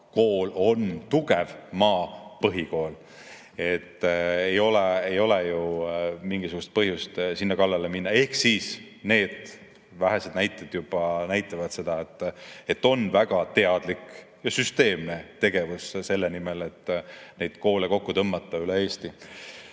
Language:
Estonian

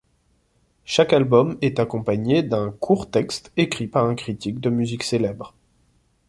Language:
French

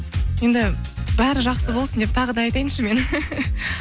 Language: Kazakh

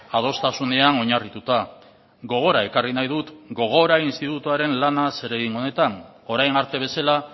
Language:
Basque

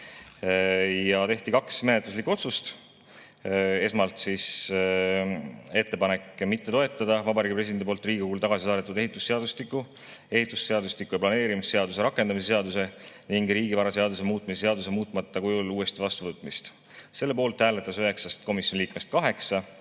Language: Estonian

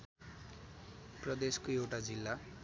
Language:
Nepali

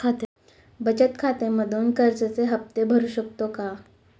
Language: Marathi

